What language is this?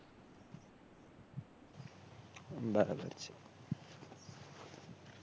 Gujarati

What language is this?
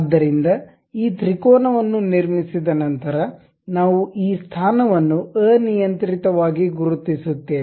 Kannada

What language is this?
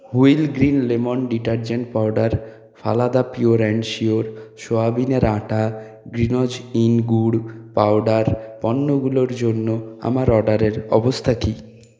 Bangla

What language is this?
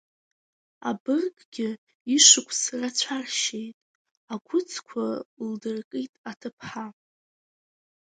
Abkhazian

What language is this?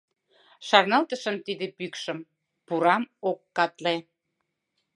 Mari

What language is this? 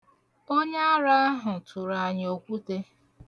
Igbo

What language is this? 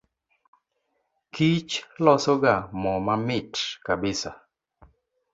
Luo (Kenya and Tanzania)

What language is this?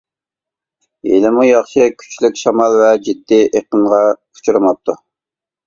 Uyghur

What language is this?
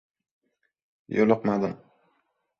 Uzbek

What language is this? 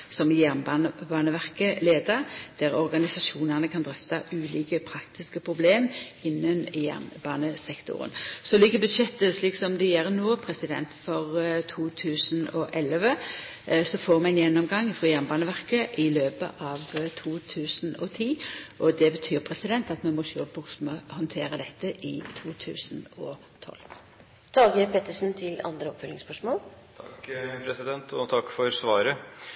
Norwegian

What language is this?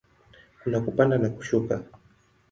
Swahili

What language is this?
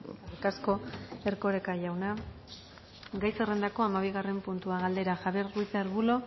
Basque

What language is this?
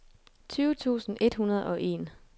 Danish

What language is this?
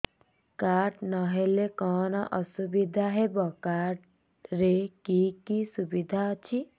Odia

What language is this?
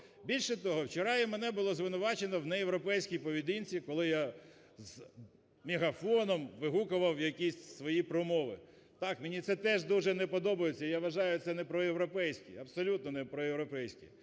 Ukrainian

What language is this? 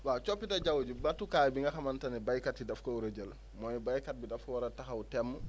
Wolof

